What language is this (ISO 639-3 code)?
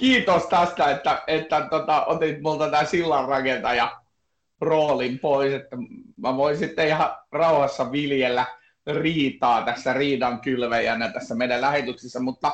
fin